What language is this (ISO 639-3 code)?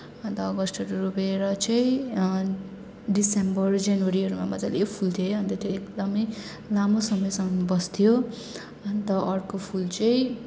nep